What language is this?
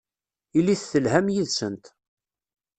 Kabyle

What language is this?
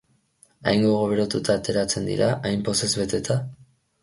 Basque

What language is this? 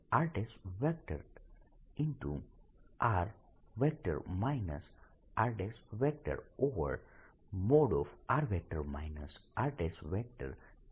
Gujarati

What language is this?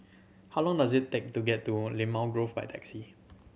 English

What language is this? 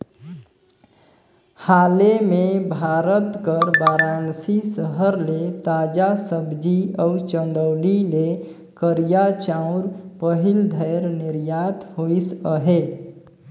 Chhattisgarhi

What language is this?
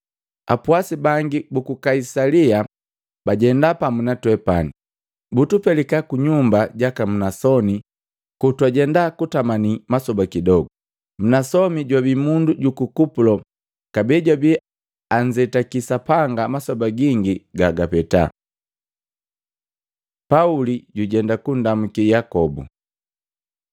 Matengo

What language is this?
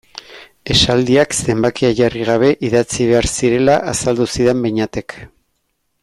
Basque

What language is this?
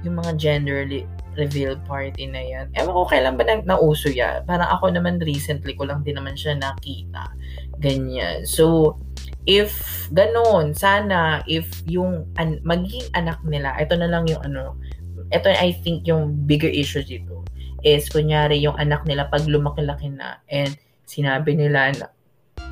Filipino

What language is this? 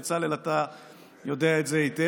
Hebrew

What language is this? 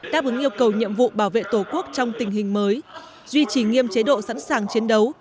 Vietnamese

